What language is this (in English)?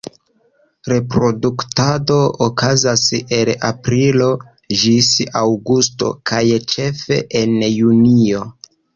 Esperanto